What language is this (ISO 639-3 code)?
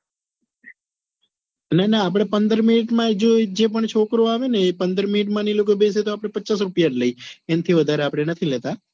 guj